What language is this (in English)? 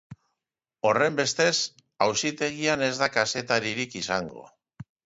Basque